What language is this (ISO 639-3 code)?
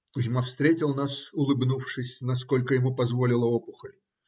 rus